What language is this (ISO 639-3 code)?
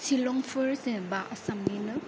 brx